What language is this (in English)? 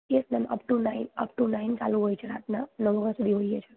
Gujarati